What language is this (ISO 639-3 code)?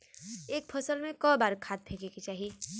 bho